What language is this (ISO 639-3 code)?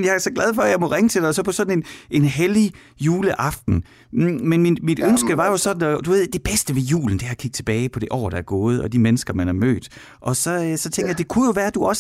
dan